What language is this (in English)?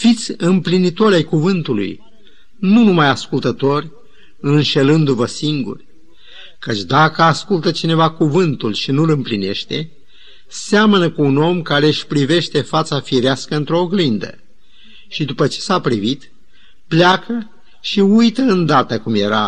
Romanian